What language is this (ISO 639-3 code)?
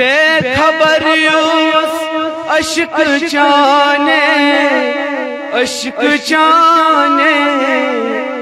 ron